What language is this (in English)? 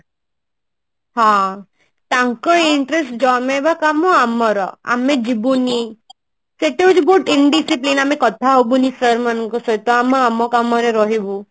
Odia